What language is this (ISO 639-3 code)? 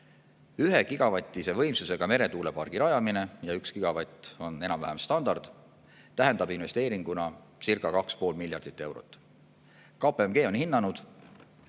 est